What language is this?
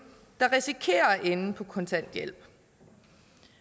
Danish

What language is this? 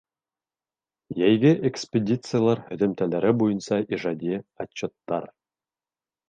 Bashkir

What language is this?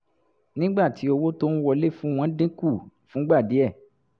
Yoruba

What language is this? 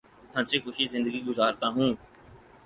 Urdu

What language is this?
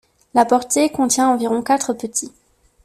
French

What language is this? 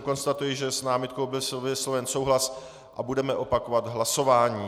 Czech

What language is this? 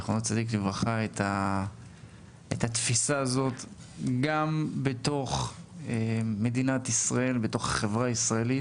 Hebrew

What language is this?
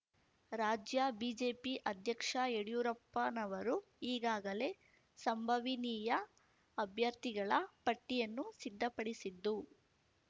Kannada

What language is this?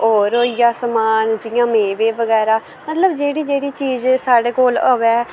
Dogri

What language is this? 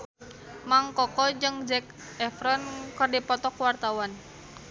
Sundanese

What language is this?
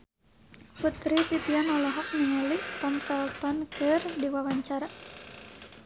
Sundanese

